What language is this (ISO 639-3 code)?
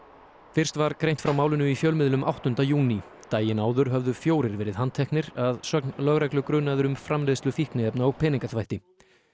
isl